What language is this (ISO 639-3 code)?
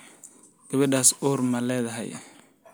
som